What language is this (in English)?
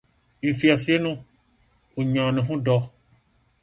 Akan